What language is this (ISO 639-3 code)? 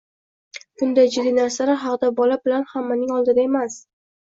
uzb